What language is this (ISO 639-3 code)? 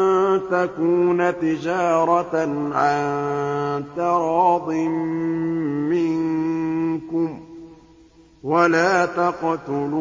ara